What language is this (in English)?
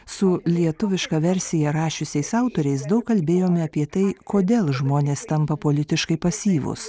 Lithuanian